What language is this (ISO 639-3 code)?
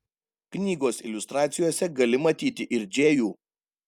lit